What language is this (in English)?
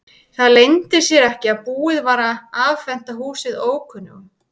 Icelandic